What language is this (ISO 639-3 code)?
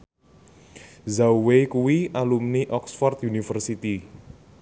jav